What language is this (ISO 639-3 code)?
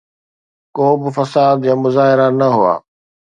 snd